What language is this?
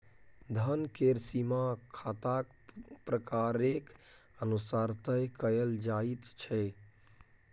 Maithili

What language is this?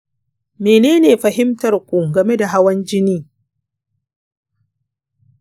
Hausa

